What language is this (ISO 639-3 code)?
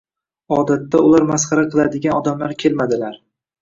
uzb